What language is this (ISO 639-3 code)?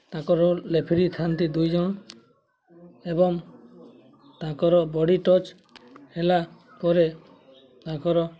ori